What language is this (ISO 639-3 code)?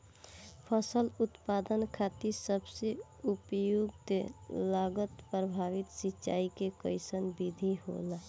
bho